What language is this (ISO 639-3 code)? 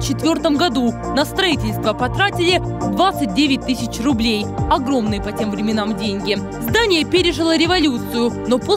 rus